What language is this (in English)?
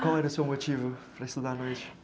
Portuguese